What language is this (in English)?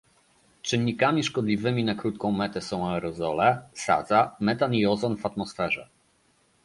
Polish